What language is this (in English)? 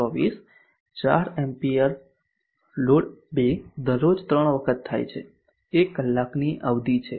Gujarati